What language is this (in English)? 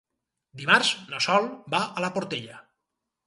Catalan